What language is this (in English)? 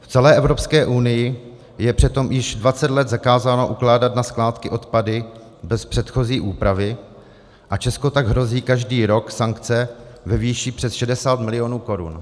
Czech